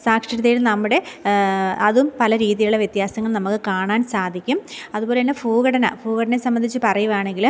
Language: Malayalam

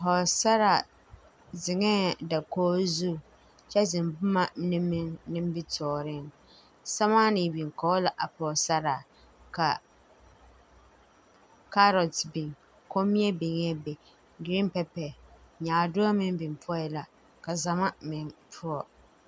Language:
Southern Dagaare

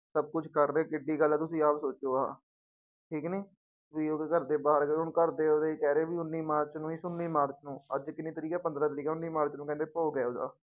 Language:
Punjabi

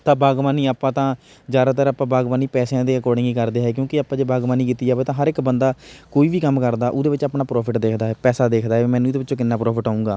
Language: Punjabi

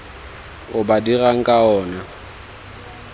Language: Tswana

